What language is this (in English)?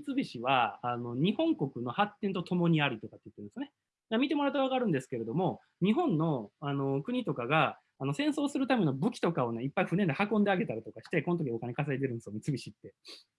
Japanese